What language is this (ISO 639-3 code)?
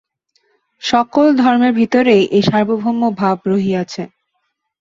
ben